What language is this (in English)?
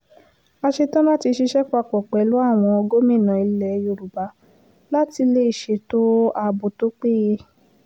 Yoruba